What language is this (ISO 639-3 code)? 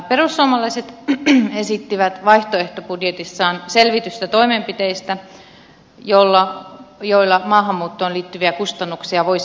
fin